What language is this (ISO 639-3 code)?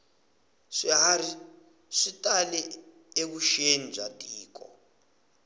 tso